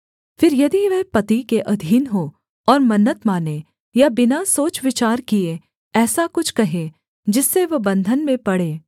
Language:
Hindi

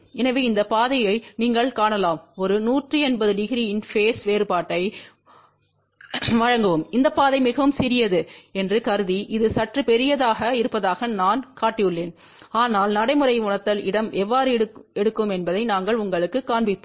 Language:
Tamil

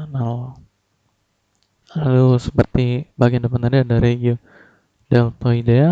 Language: Indonesian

